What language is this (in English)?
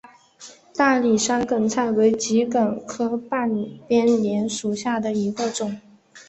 Chinese